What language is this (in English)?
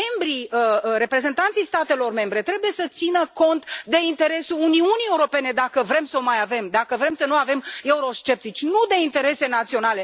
Romanian